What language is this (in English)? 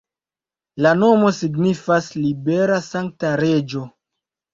Esperanto